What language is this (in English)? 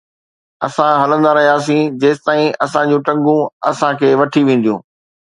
Sindhi